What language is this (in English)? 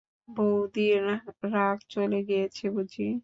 Bangla